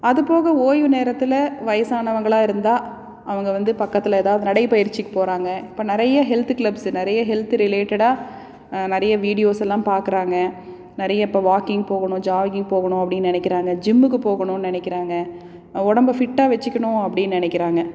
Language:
Tamil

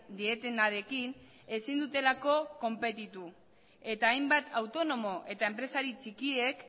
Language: Basque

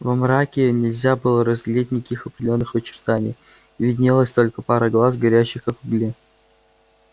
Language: Russian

